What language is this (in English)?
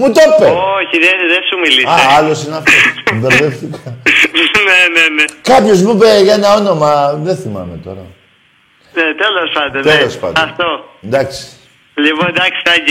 Greek